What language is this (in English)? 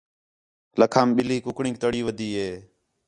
Khetrani